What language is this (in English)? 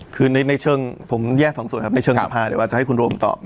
Thai